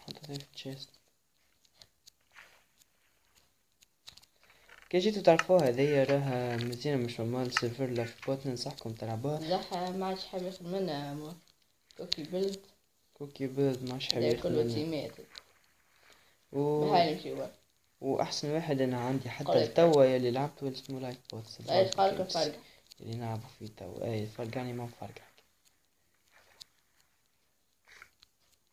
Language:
Arabic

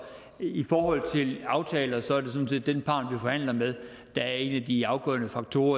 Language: Danish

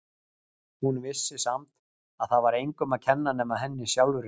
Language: Icelandic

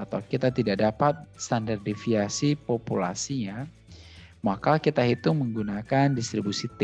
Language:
Indonesian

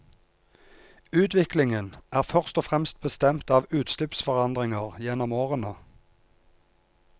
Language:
Norwegian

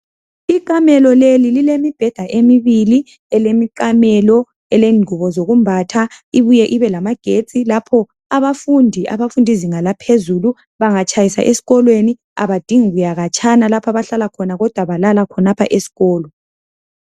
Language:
North Ndebele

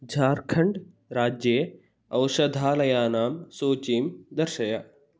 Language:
Sanskrit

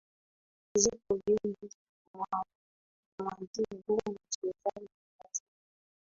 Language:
Swahili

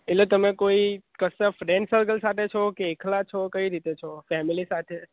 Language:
Gujarati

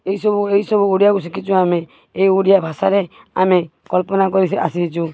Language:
Odia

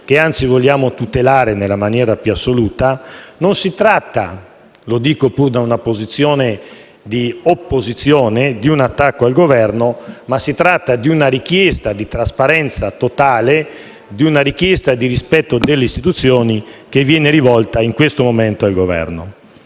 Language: Italian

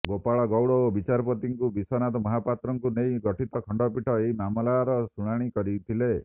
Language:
Odia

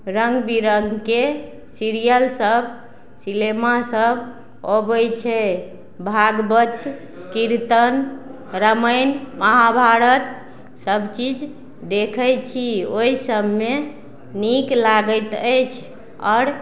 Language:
Maithili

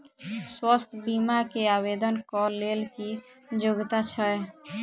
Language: Maithili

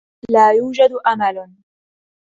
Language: Arabic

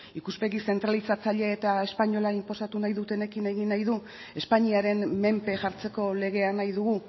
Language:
Basque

